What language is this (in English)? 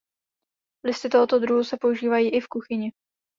Czech